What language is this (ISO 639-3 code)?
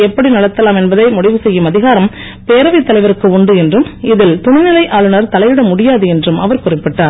tam